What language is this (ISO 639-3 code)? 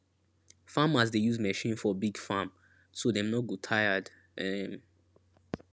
pcm